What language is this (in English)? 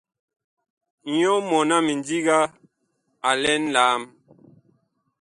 Bakoko